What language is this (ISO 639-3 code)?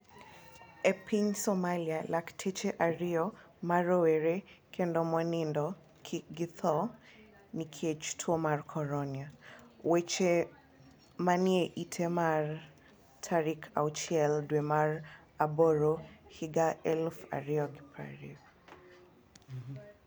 luo